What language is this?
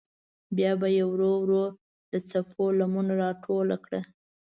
Pashto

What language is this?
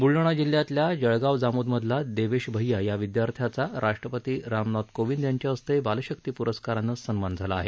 Marathi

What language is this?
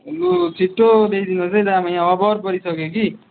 Nepali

